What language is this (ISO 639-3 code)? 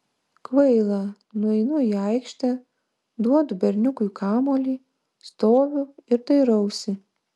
lit